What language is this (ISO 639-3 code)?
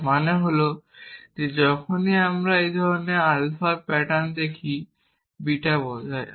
ben